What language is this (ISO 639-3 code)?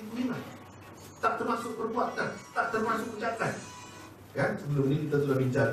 msa